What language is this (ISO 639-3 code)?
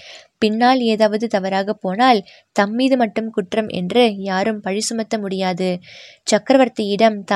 tam